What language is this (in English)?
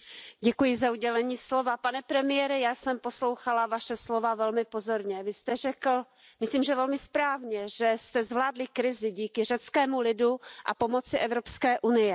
Czech